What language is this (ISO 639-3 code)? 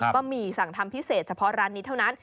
tha